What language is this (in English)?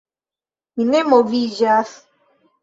Esperanto